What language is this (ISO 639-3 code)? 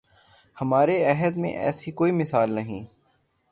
urd